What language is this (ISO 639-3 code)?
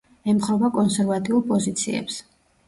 kat